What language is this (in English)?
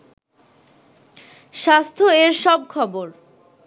Bangla